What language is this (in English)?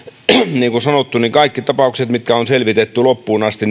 Finnish